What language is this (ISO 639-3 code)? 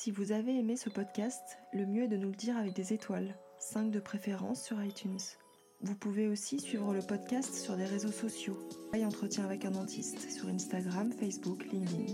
fra